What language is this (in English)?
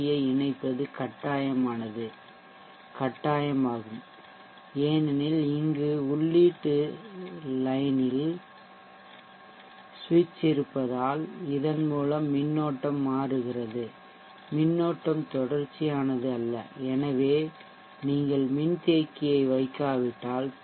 Tamil